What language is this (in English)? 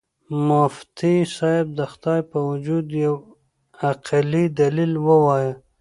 Pashto